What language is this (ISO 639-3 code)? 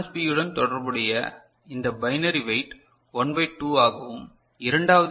tam